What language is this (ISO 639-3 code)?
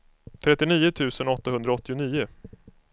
swe